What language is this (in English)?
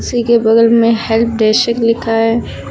Hindi